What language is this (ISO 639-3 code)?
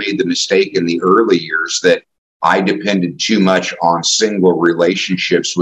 eng